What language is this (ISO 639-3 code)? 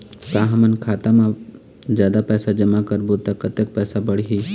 hne